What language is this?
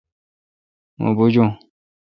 Kalkoti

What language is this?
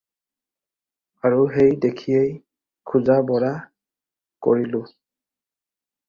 Assamese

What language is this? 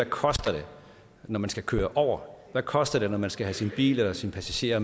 Danish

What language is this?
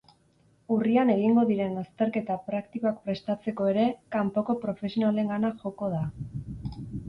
Basque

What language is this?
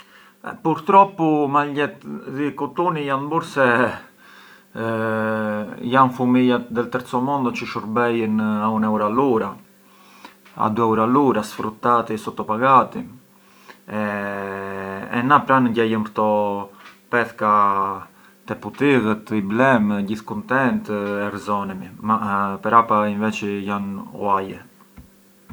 Arbëreshë Albanian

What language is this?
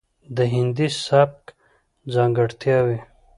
Pashto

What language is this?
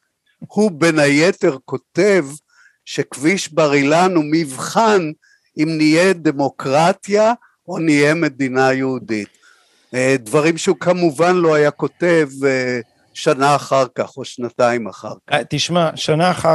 Hebrew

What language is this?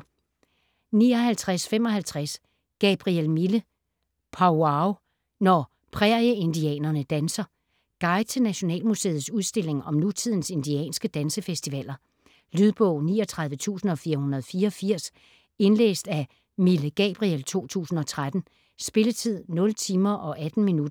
Danish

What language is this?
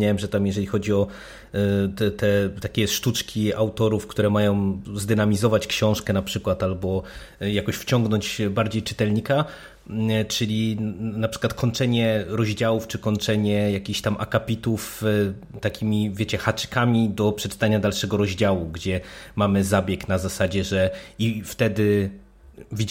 Polish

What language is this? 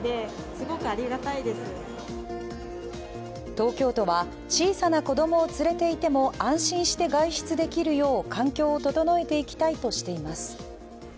Japanese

